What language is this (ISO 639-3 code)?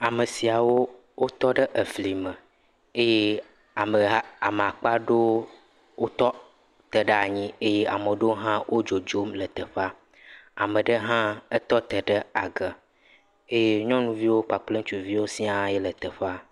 ewe